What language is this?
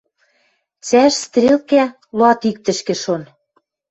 Western Mari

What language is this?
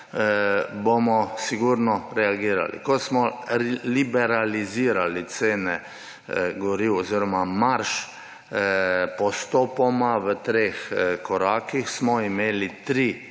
Slovenian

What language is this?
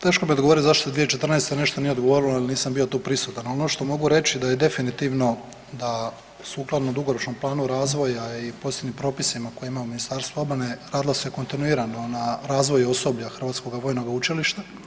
Croatian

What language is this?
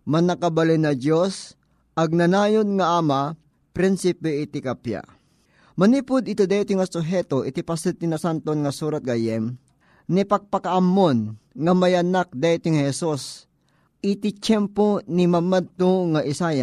Filipino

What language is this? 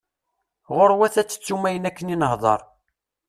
Kabyle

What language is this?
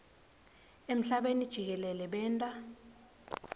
Swati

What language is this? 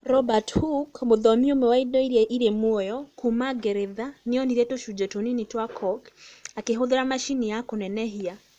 Kikuyu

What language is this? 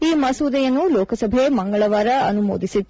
Kannada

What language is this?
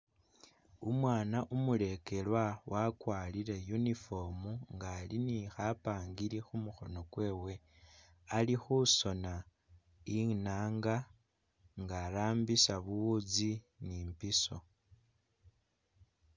Masaaba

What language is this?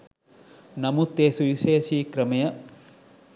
Sinhala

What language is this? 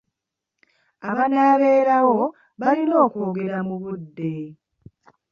Ganda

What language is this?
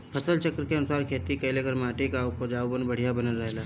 Bhojpuri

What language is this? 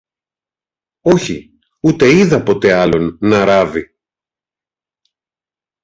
Greek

